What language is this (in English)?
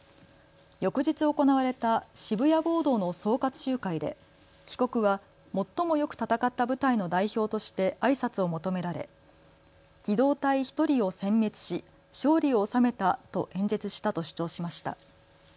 Japanese